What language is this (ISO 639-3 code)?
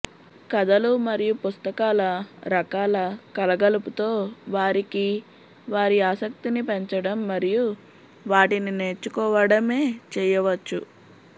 tel